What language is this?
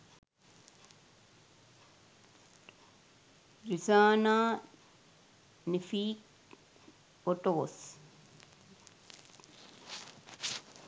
Sinhala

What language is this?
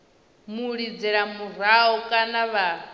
Venda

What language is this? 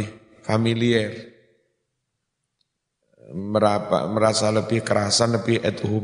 Indonesian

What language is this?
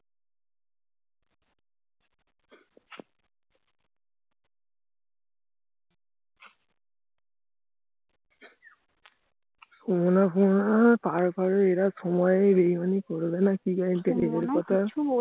Bangla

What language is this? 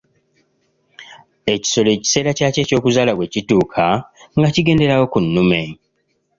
Ganda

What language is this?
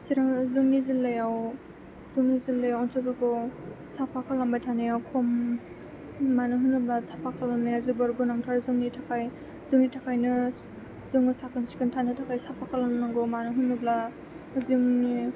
Bodo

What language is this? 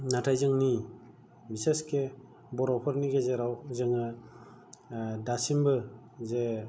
Bodo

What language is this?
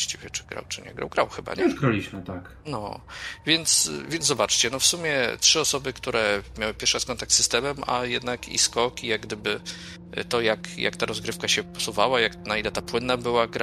Polish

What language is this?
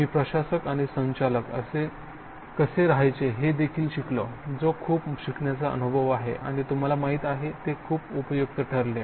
Marathi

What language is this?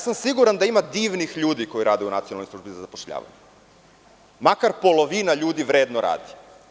Serbian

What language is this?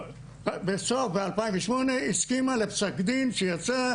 Hebrew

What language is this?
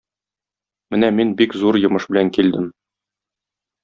Tatar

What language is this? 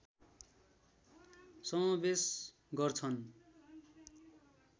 Nepali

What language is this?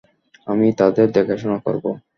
Bangla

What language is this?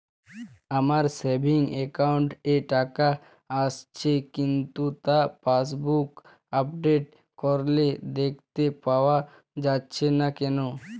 Bangla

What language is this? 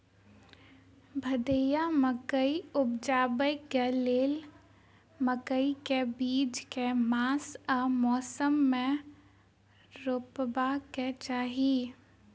Maithili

